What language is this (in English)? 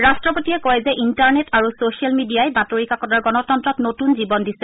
Assamese